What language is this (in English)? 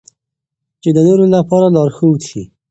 Pashto